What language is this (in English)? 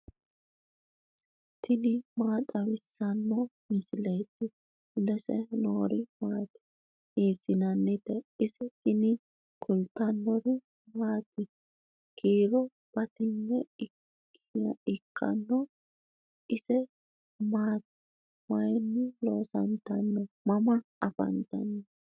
Sidamo